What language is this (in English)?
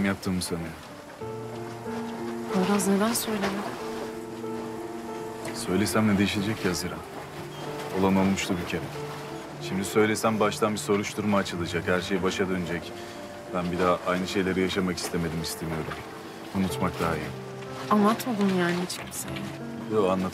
Turkish